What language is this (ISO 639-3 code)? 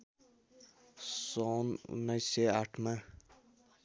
nep